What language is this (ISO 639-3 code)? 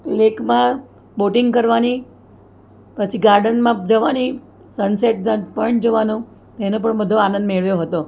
guj